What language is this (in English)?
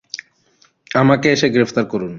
Bangla